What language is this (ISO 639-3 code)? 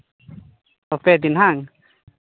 sat